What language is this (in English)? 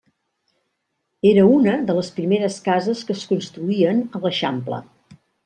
Catalan